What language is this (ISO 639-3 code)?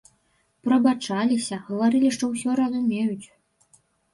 bel